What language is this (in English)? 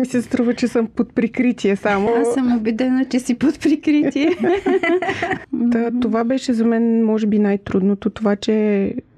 Bulgarian